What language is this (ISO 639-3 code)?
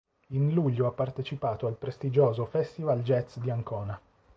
ita